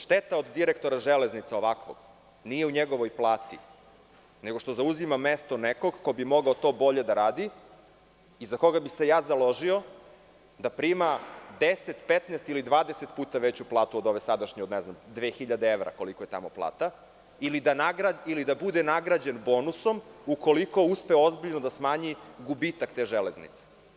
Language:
Serbian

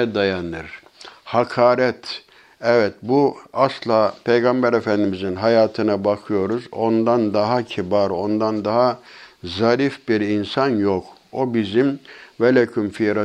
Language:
Turkish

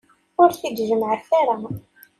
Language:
Kabyle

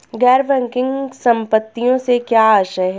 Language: Hindi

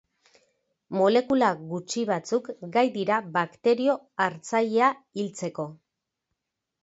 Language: Basque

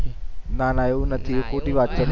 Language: Gujarati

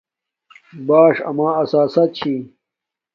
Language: Domaaki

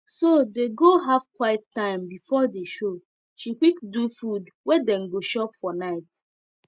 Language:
Nigerian Pidgin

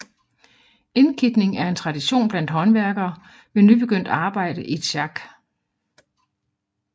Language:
Danish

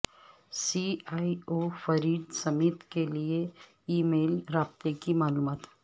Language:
Urdu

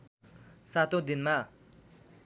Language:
Nepali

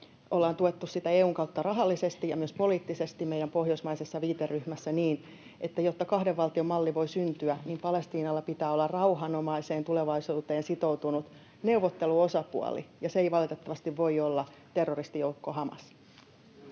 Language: Finnish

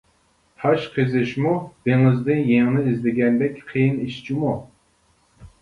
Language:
Uyghur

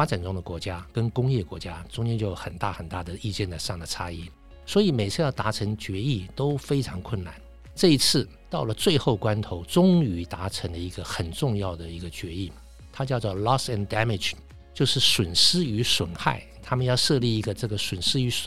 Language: Chinese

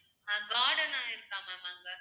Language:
Tamil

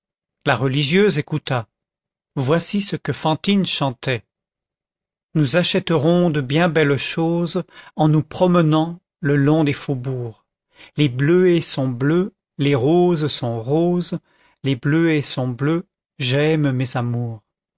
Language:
French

